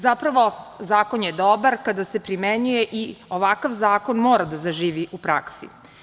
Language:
Serbian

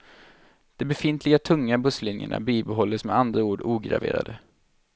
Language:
Swedish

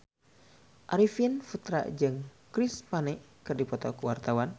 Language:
Sundanese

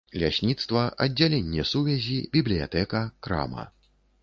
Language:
Belarusian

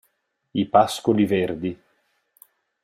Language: Italian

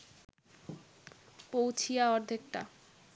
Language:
Bangla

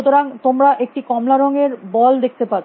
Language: Bangla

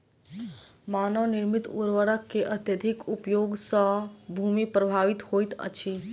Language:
Maithili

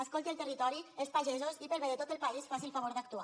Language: Catalan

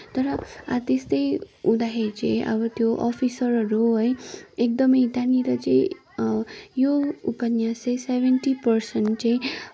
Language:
Nepali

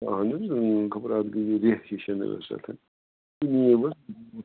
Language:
Kashmiri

